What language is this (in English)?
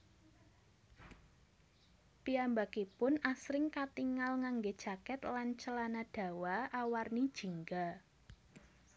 Javanese